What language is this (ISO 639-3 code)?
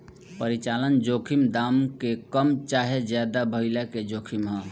bho